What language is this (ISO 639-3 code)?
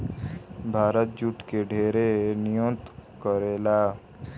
bho